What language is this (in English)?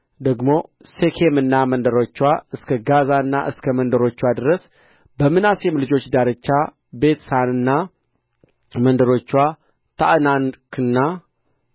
Amharic